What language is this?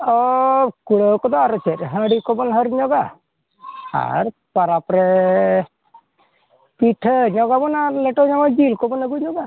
Santali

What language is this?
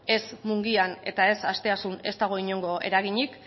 Basque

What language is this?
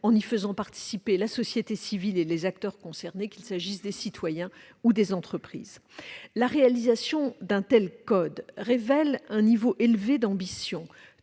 French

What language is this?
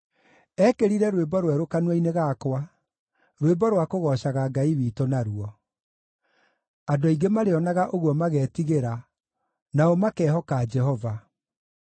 Kikuyu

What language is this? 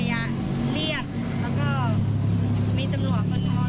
Thai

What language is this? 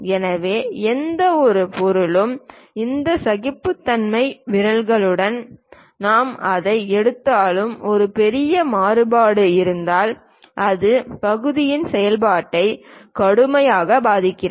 Tamil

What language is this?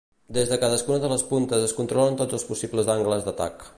Catalan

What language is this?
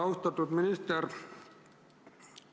Estonian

